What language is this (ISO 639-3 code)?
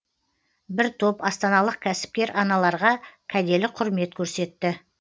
kaz